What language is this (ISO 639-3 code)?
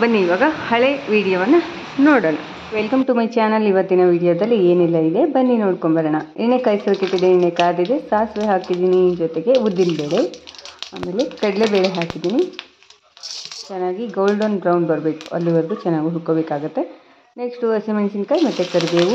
kan